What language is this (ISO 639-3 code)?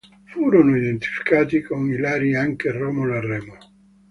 ita